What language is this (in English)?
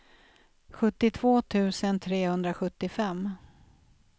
Swedish